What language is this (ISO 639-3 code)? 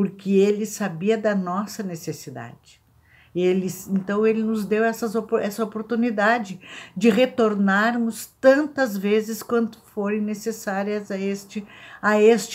por